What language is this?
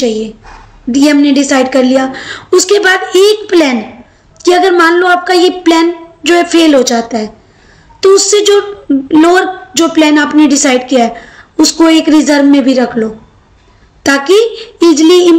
Hindi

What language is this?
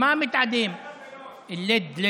Hebrew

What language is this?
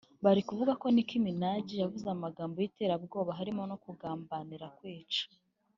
Kinyarwanda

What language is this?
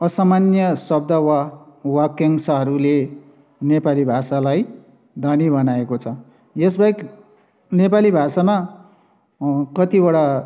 Nepali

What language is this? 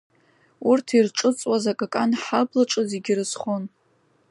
Abkhazian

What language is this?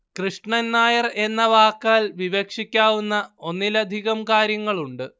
Malayalam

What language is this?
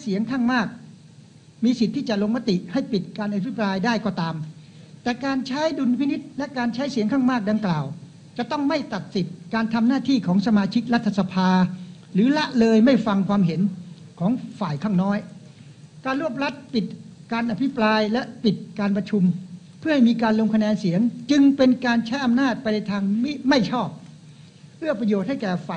Thai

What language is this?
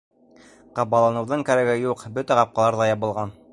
Bashkir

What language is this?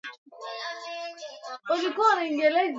Swahili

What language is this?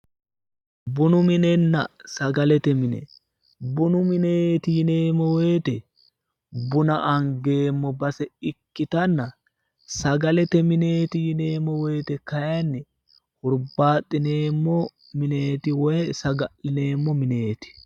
Sidamo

